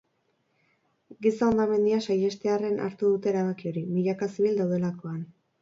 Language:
Basque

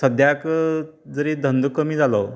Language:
Konkani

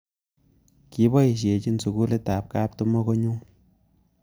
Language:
Kalenjin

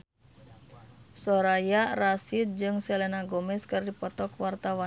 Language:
Sundanese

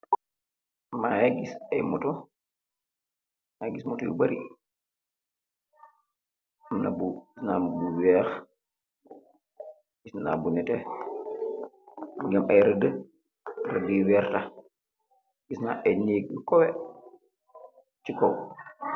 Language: Wolof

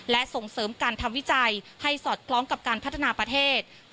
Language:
Thai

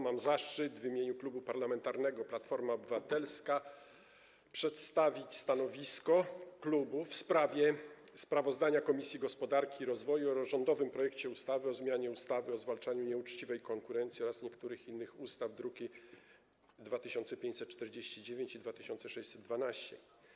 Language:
Polish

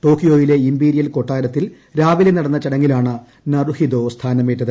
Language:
Malayalam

